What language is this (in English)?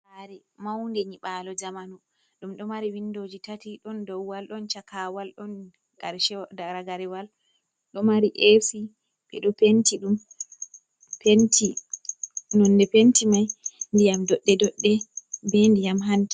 Fula